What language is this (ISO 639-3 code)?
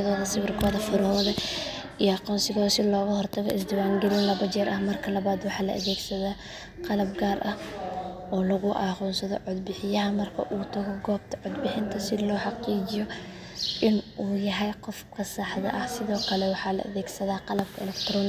som